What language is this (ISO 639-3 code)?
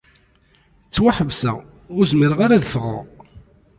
kab